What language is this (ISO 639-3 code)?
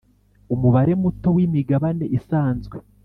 kin